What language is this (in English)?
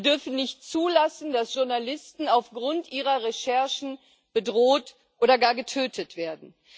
German